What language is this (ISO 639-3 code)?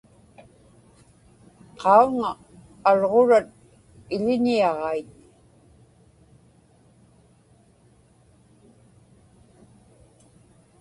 ipk